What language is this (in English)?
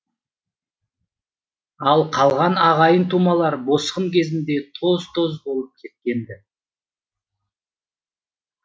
Kazakh